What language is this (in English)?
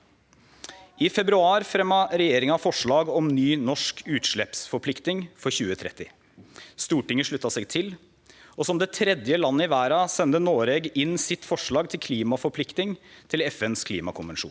Norwegian